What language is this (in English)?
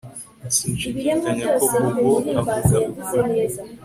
Kinyarwanda